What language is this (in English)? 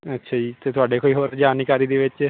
Punjabi